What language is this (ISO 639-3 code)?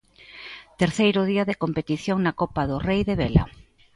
glg